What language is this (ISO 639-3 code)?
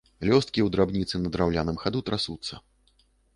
bel